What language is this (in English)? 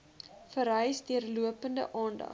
Afrikaans